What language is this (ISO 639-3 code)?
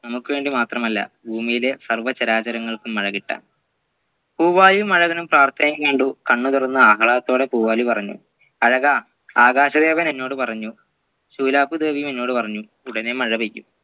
mal